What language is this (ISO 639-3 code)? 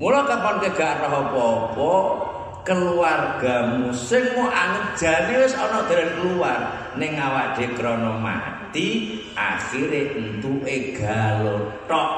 ind